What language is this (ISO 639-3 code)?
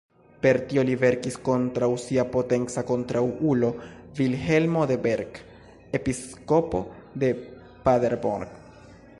epo